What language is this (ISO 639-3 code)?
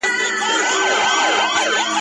pus